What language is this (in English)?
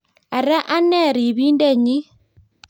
Kalenjin